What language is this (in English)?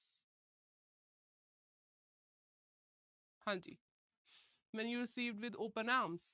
Punjabi